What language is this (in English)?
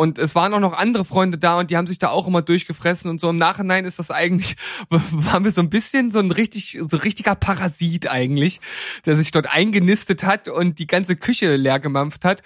German